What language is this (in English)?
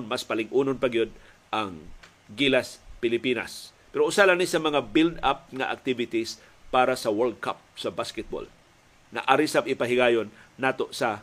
Filipino